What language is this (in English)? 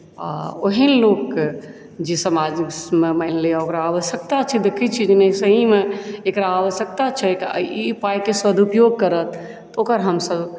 Maithili